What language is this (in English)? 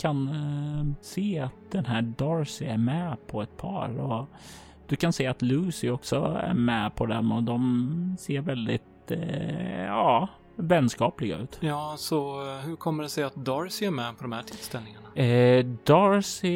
Swedish